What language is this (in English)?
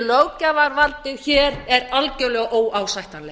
Icelandic